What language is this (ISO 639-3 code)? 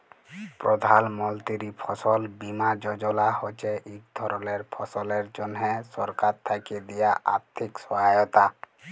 ben